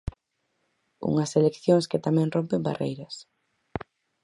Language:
Galician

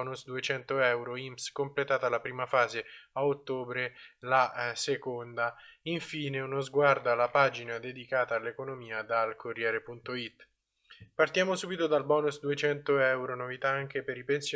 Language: Italian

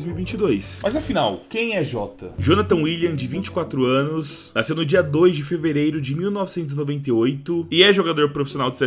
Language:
Portuguese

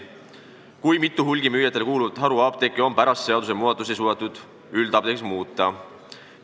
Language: Estonian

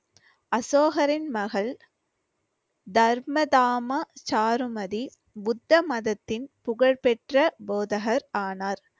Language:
Tamil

